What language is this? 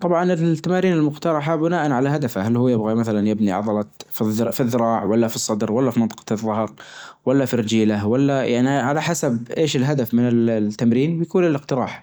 Najdi Arabic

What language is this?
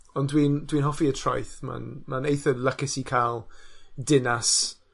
Welsh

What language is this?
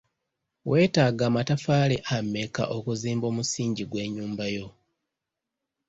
Ganda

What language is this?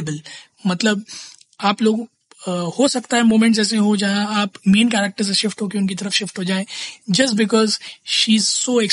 Hindi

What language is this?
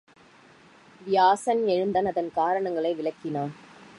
Tamil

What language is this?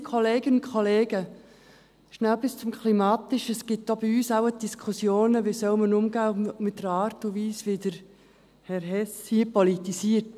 Swiss German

